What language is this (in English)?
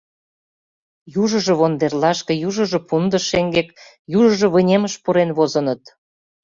Mari